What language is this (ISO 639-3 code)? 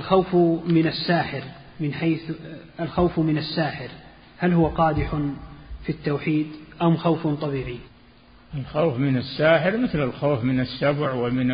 ara